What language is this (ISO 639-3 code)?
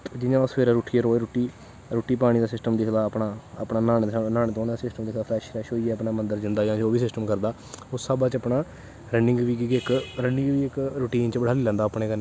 doi